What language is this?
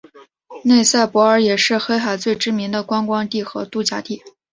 Chinese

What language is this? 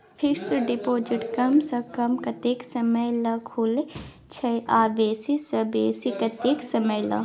Maithili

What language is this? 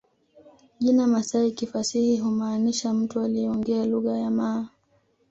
Swahili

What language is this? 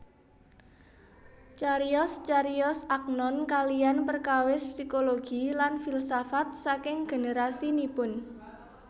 Javanese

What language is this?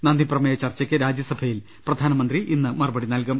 Malayalam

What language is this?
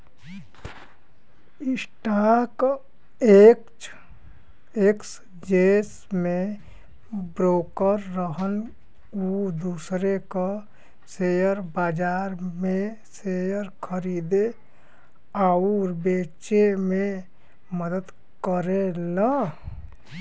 Bhojpuri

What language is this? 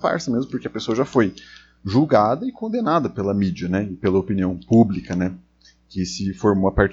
Portuguese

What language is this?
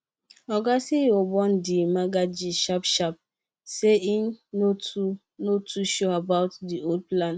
Nigerian Pidgin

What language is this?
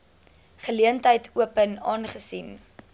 Afrikaans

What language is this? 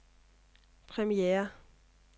Danish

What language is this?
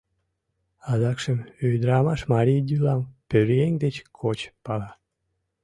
Mari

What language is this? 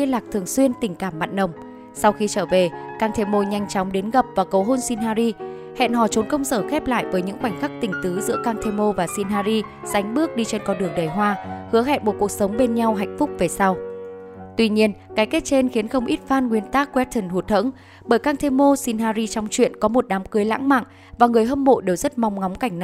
Vietnamese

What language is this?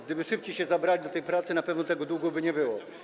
Polish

